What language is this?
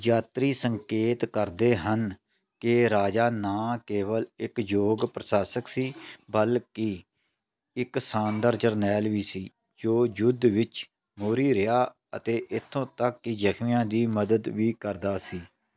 Punjabi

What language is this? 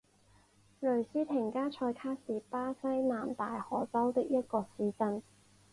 Chinese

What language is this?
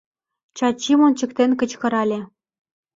Mari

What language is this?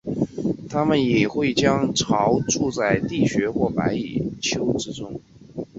Chinese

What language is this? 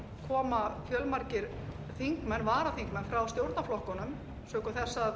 Icelandic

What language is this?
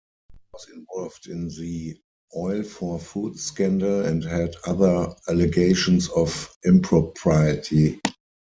English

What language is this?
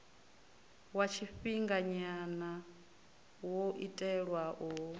Venda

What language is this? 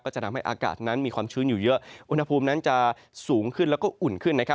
Thai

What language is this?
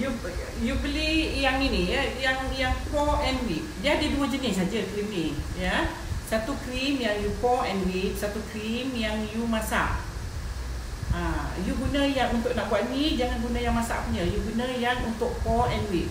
Malay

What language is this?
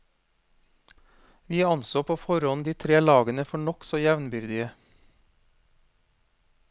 Norwegian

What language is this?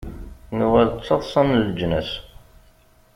Kabyle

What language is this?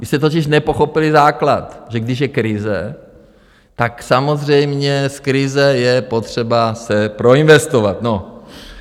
Czech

